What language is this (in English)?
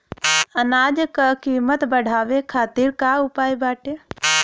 Bhojpuri